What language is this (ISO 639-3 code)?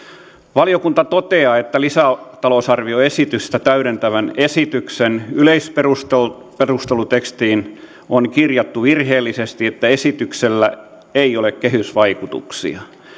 fin